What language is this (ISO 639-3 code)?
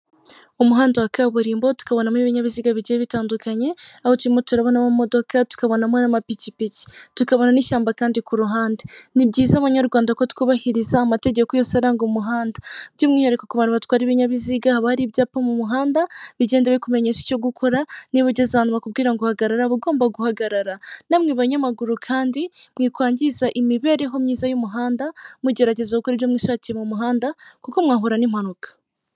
kin